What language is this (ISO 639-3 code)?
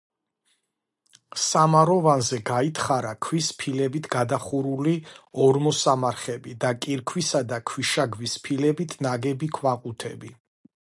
kat